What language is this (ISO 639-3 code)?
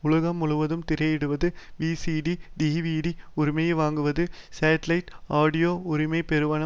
tam